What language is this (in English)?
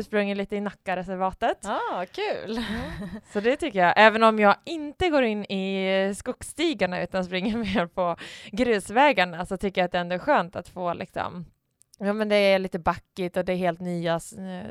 Swedish